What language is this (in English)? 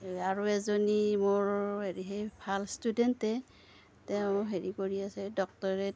Assamese